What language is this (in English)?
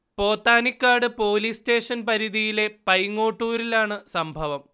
Malayalam